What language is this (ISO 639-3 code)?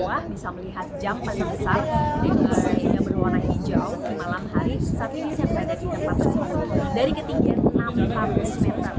ind